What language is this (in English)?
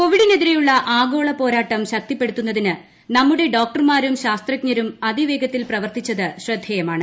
Malayalam